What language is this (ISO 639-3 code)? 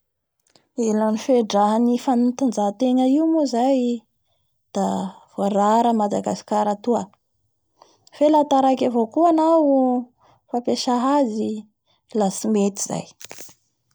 bhr